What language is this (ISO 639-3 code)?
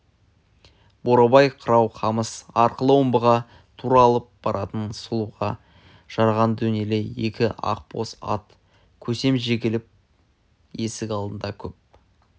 kaz